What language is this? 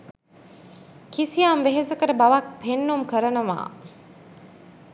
Sinhala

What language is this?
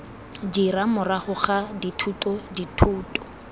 Tswana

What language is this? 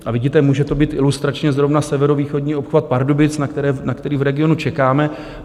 Czech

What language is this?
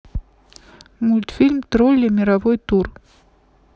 Russian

